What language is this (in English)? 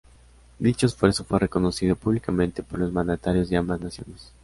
Spanish